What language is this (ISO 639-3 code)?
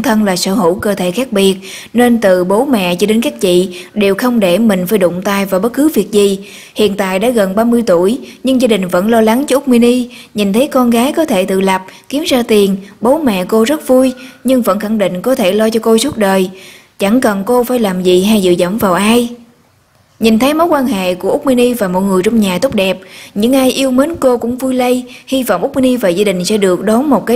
vie